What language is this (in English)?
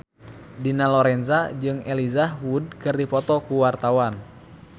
Sundanese